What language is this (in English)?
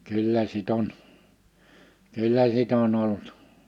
Finnish